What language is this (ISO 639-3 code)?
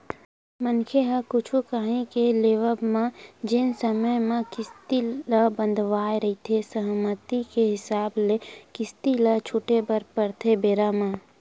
hne